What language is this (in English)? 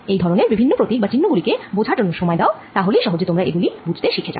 Bangla